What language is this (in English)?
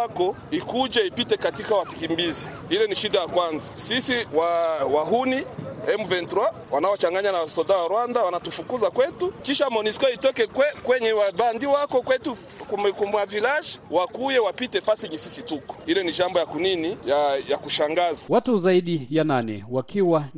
Swahili